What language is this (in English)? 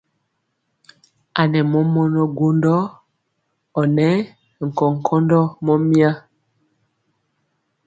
Mpiemo